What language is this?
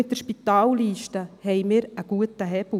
Swiss German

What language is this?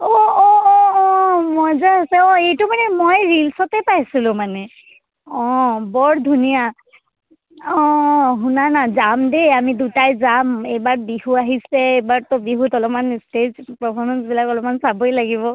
Assamese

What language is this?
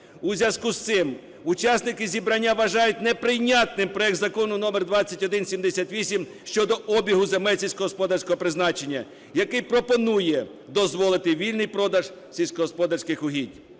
Ukrainian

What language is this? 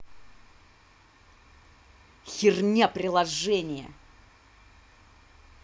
Russian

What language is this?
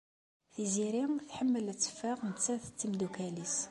Kabyle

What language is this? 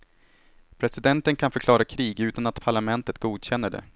Swedish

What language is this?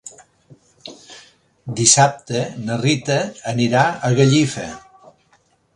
Catalan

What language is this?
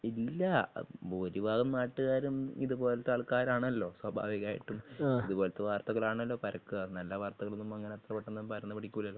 Malayalam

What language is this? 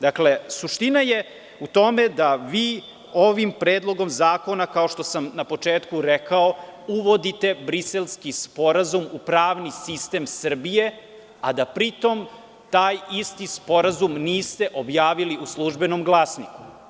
Serbian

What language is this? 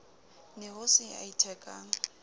Southern Sotho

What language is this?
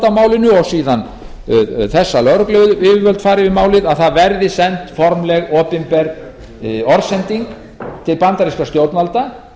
Icelandic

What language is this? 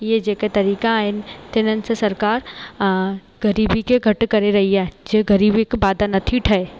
Sindhi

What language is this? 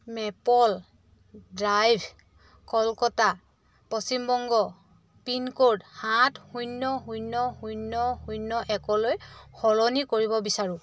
Assamese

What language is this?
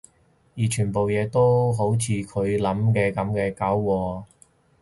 Cantonese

